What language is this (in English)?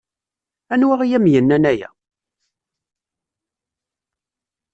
Kabyle